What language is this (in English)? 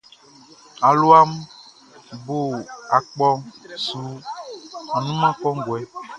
Baoulé